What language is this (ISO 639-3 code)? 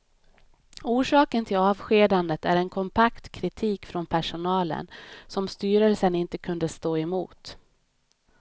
swe